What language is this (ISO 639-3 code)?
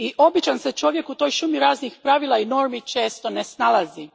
hrv